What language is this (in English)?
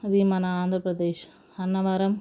Telugu